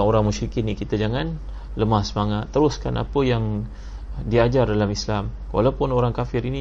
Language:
Malay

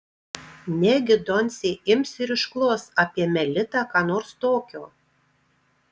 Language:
Lithuanian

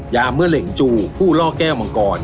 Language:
Thai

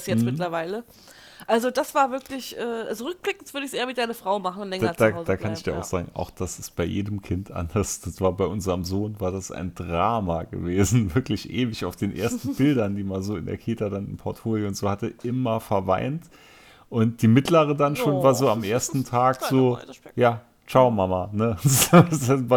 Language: German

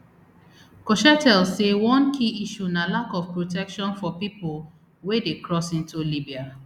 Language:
Nigerian Pidgin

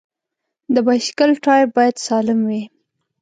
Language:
Pashto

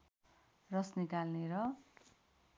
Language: Nepali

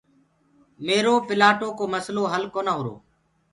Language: Gurgula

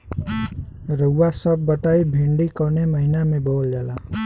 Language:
Bhojpuri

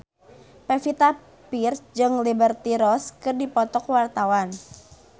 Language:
Sundanese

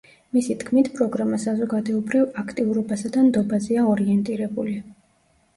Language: Georgian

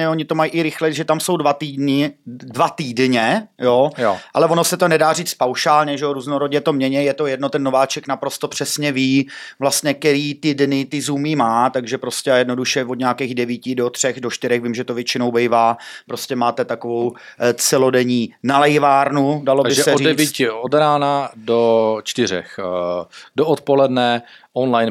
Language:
Czech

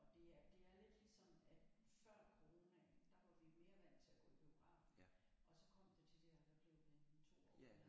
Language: Danish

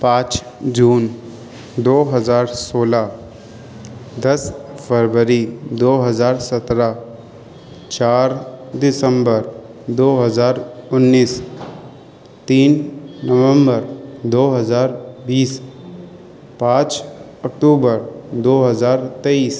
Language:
Urdu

